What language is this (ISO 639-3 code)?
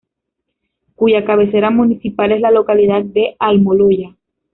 spa